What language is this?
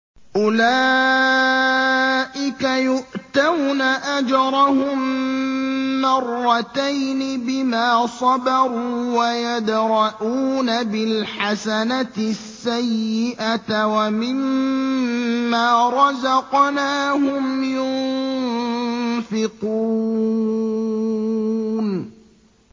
Arabic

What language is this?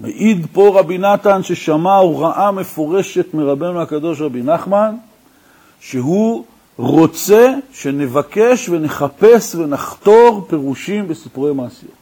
Hebrew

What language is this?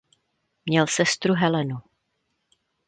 Czech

